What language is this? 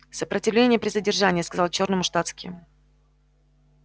Russian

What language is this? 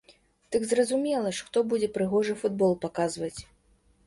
Belarusian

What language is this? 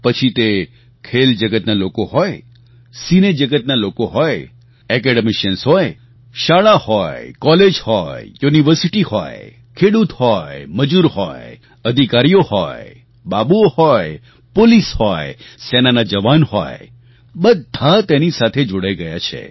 Gujarati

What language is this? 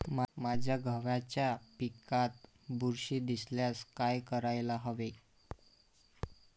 Marathi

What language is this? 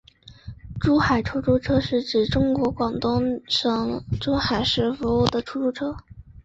Chinese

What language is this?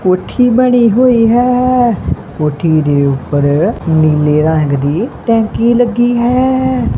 Punjabi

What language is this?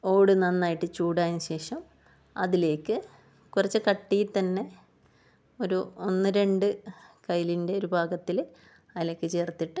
Malayalam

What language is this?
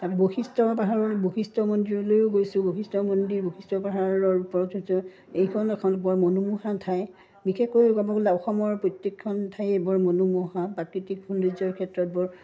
Assamese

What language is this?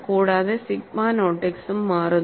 Malayalam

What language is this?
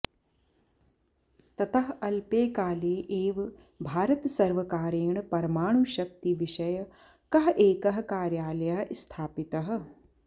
Sanskrit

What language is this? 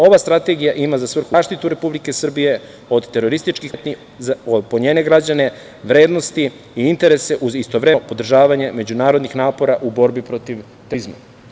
Serbian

